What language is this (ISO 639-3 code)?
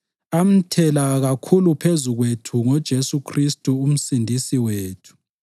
nde